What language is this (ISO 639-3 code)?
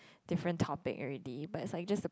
eng